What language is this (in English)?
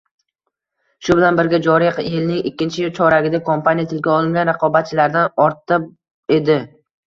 Uzbek